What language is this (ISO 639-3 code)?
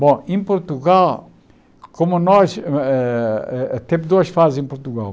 por